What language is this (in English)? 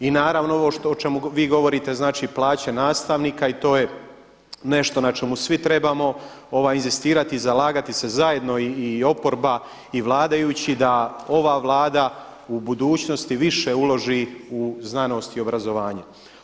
Croatian